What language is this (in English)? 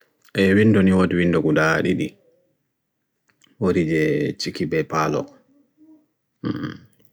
Bagirmi Fulfulde